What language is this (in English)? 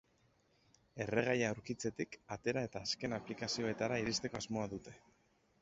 Basque